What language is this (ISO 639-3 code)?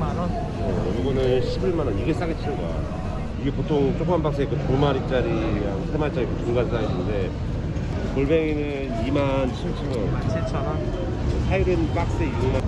kor